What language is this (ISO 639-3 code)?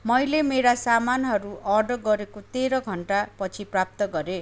nep